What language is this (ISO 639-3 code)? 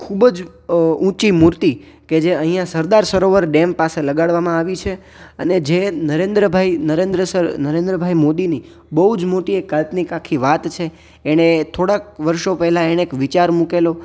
guj